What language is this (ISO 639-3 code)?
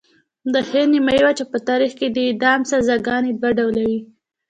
pus